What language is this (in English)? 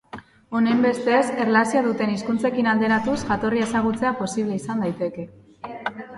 Basque